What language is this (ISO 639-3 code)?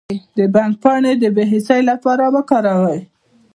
pus